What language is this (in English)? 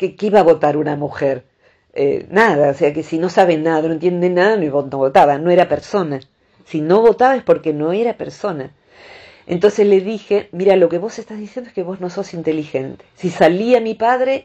Spanish